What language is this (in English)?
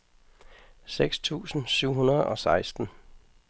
Danish